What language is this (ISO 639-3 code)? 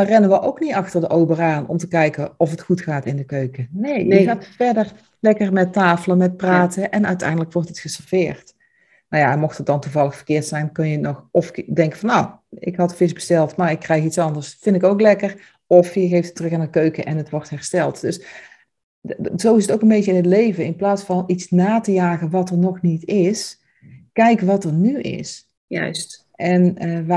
nld